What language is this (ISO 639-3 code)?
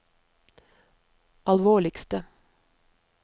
nor